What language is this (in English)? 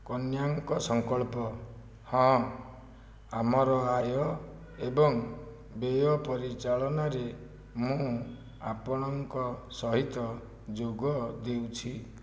Odia